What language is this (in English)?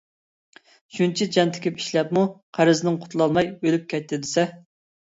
Uyghur